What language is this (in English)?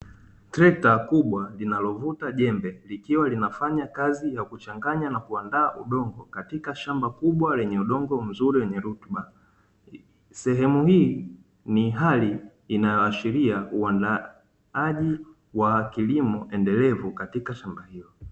Swahili